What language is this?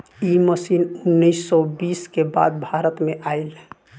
Bhojpuri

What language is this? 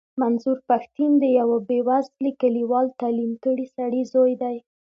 Pashto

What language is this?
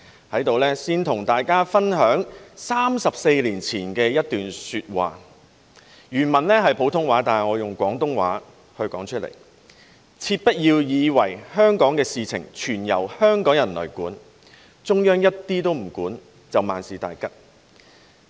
Cantonese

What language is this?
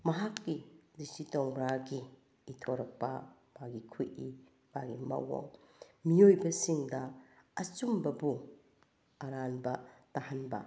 Manipuri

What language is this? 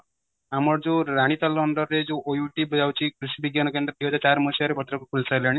Odia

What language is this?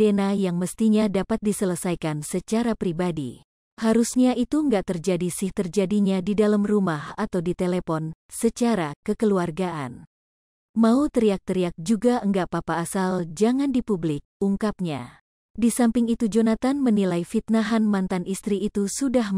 Indonesian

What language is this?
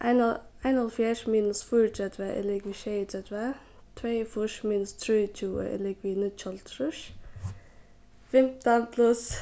Faroese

